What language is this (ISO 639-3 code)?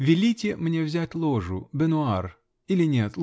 rus